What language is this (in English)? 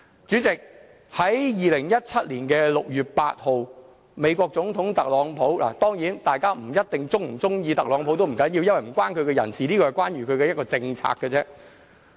Cantonese